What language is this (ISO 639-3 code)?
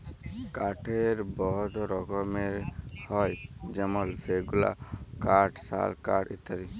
ben